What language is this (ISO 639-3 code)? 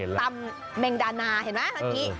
tha